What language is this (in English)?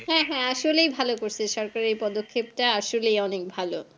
Bangla